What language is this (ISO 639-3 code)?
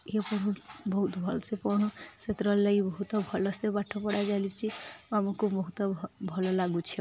ori